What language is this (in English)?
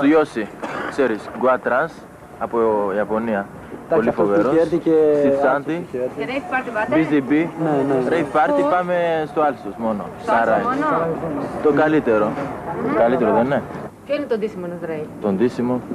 Greek